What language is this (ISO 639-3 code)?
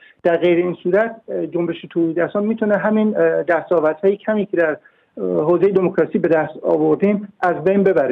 fas